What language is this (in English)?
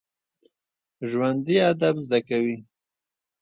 Pashto